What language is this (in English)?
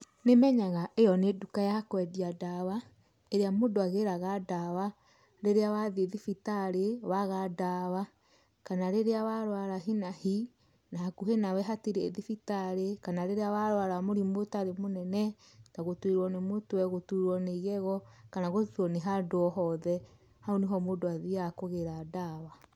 Kikuyu